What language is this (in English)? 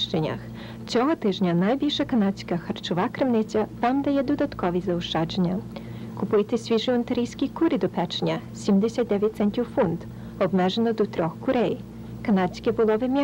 Polish